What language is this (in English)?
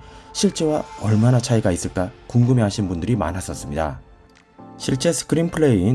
Korean